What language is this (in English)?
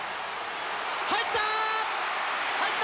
Japanese